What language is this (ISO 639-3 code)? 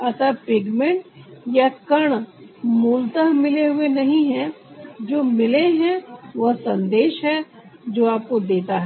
hin